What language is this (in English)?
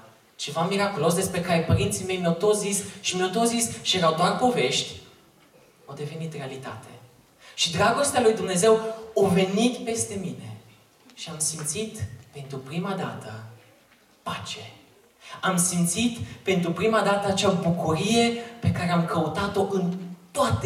Romanian